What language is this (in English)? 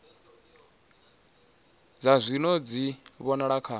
Venda